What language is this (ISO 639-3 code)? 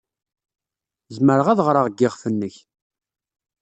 kab